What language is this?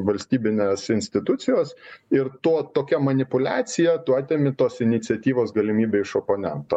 Lithuanian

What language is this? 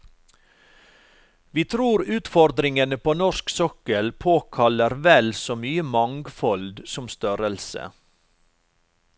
Norwegian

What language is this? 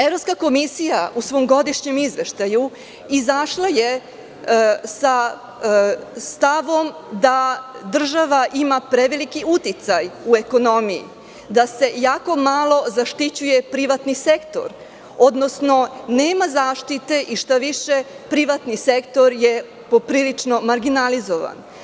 Serbian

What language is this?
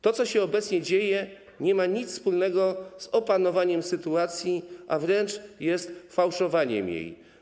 Polish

